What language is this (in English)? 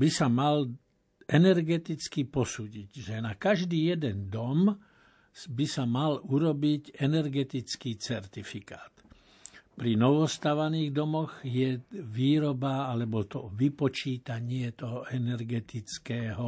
Slovak